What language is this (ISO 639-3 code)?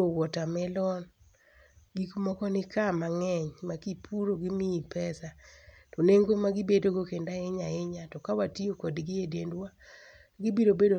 luo